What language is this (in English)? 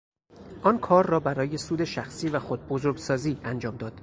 Persian